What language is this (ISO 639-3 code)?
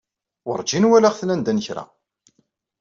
kab